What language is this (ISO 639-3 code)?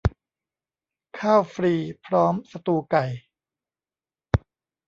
tha